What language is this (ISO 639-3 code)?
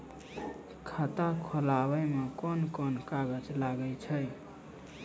mai